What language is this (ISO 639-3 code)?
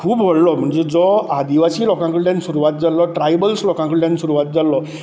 kok